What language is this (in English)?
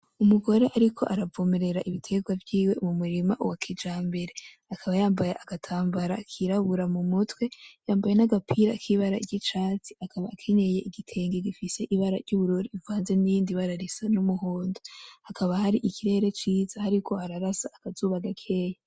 Rundi